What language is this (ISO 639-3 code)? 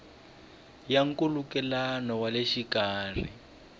tso